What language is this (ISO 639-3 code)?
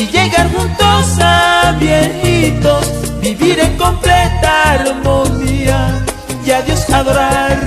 spa